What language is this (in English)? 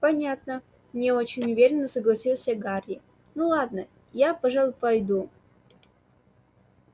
Russian